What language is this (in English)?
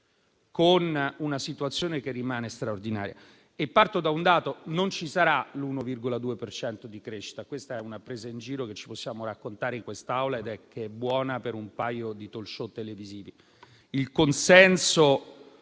Italian